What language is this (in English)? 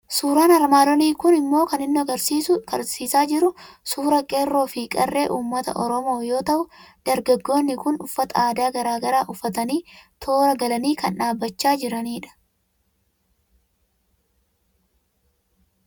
Oromo